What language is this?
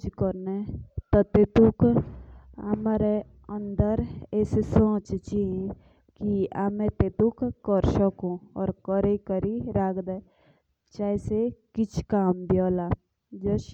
Jaunsari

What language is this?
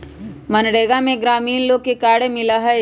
Magahi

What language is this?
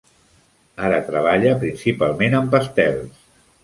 Catalan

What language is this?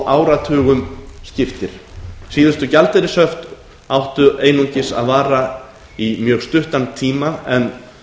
Icelandic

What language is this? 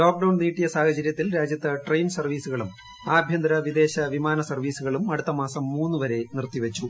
Malayalam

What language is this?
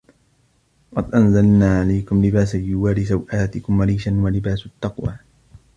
Arabic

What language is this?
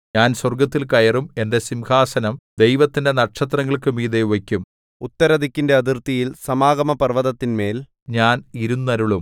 Malayalam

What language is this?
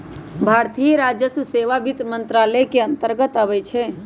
Magahi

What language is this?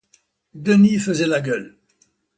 French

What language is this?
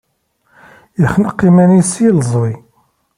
Kabyle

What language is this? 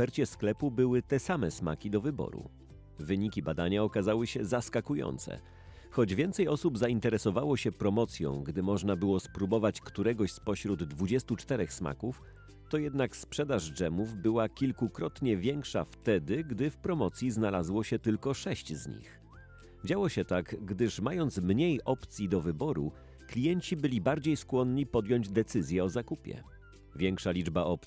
Polish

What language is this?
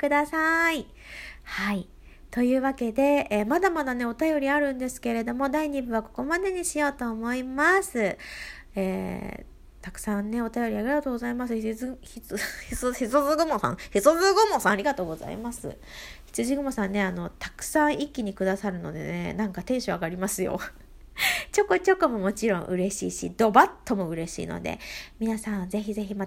Japanese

